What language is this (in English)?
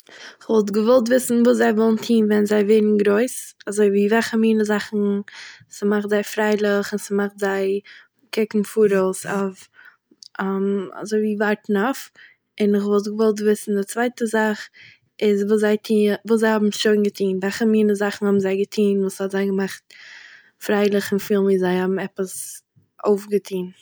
Yiddish